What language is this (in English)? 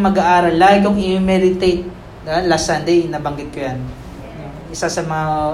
Filipino